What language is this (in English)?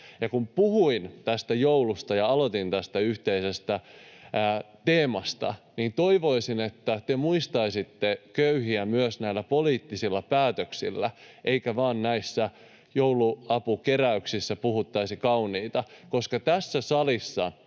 Finnish